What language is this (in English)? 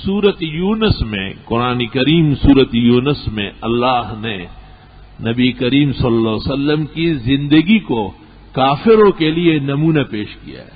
Arabic